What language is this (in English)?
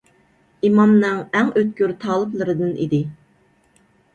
Uyghur